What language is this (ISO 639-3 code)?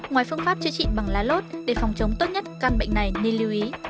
vie